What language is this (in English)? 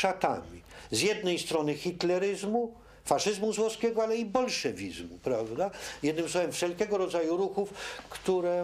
Polish